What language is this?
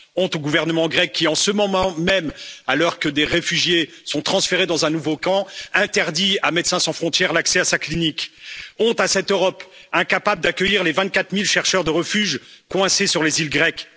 French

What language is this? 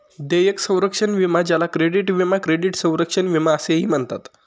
Marathi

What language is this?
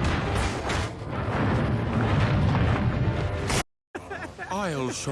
English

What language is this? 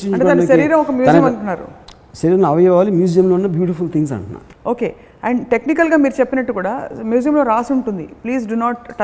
Telugu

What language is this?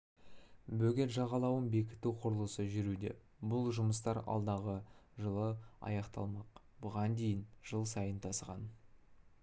Kazakh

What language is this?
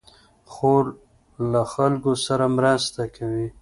Pashto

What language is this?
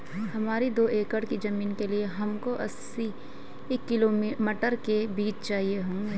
Hindi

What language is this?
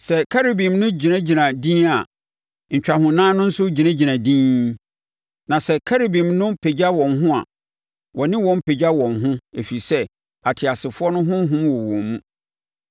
Akan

